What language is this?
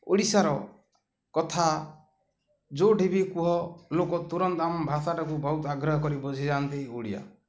Odia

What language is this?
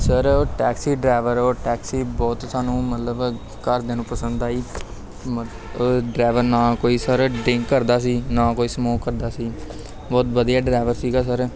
Punjabi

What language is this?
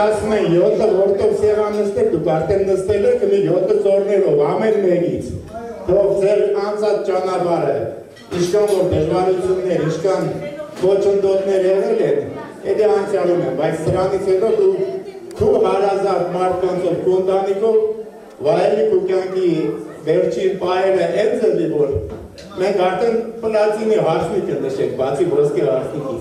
Romanian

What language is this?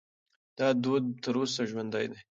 Pashto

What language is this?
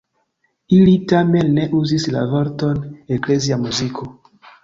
Esperanto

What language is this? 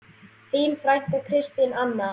Icelandic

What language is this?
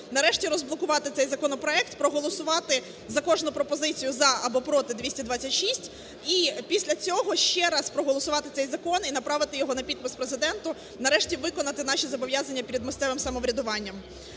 Ukrainian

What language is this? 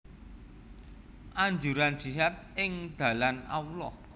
Javanese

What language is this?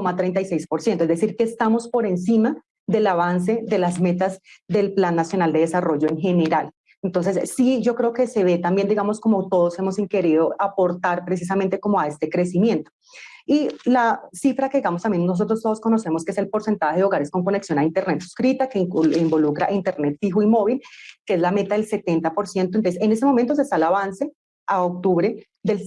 Spanish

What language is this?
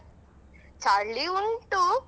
Kannada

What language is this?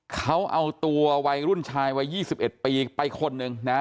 Thai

